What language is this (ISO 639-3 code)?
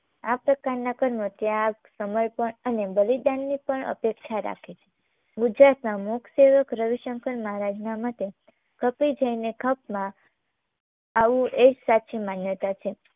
guj